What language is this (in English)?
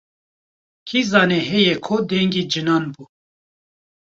Kurdish